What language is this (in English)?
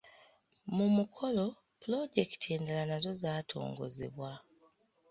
Ganda